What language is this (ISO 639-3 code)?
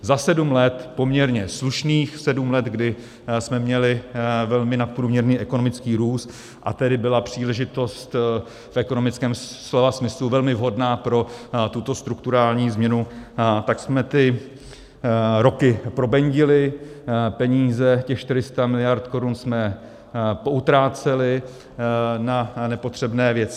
ces